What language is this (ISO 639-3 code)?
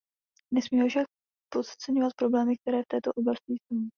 ces